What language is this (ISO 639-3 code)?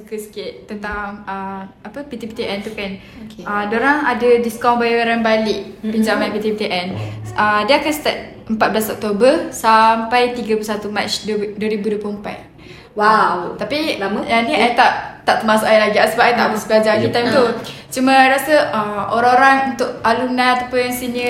msa